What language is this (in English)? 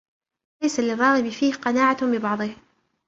Arabic